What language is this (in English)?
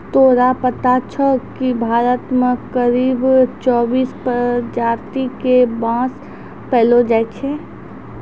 Maithili